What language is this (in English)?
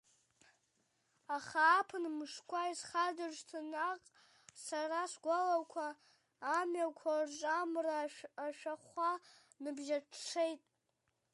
Abkhazian